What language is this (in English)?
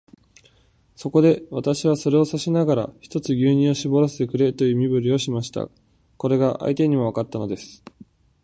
Japanese